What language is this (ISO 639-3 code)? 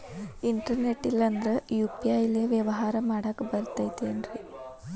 kan